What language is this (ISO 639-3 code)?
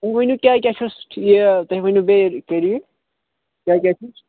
kas